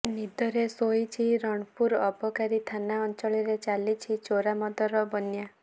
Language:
Odia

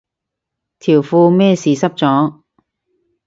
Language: Cantonese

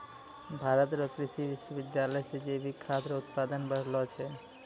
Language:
Maithili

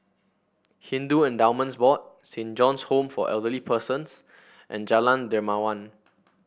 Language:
English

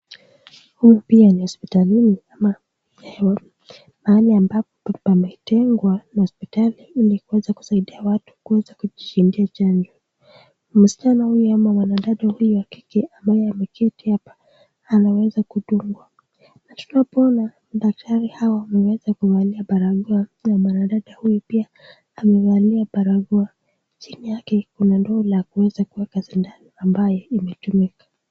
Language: Swahili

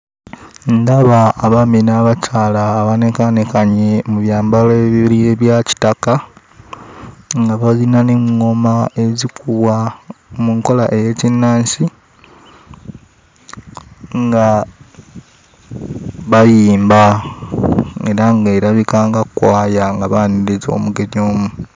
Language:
Ganda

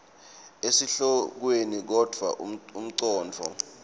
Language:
Swati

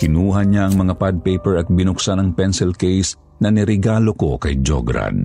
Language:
Filipino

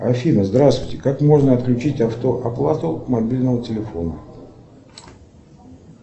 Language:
Russian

